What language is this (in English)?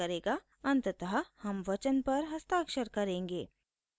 Hindi